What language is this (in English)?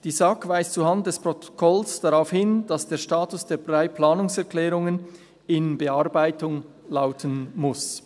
Swiss German